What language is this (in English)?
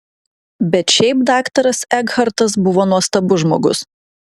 Lithuanian